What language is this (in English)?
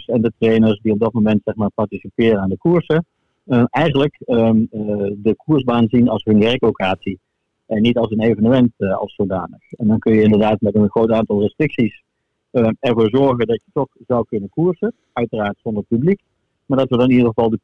Dutch